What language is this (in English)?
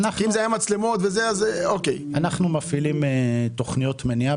Hebrew